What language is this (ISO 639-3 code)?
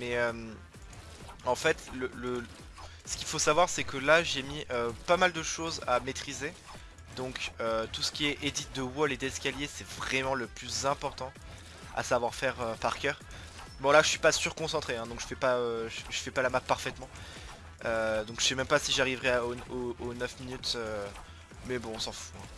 fra